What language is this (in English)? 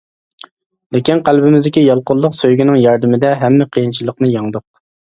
Uyghur